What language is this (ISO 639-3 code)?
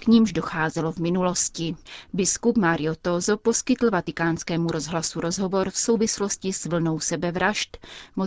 ces